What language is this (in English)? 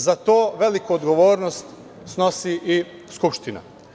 Serbian